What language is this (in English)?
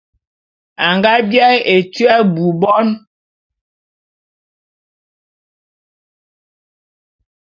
Bulu